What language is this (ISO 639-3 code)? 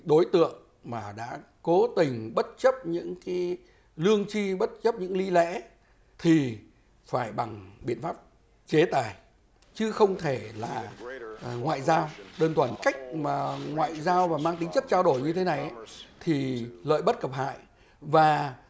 vie